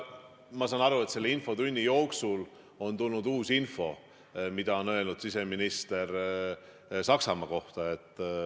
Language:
Estonian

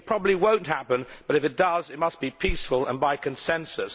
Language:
English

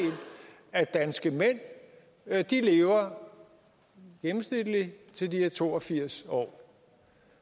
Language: Danish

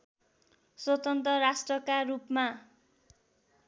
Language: Nepali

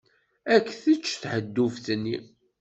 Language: Kabyle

